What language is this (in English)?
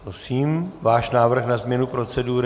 Czech